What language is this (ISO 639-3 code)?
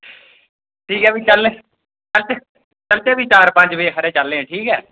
doi